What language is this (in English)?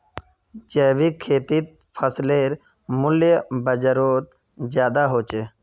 Magahi